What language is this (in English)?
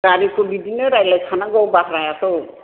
Bodo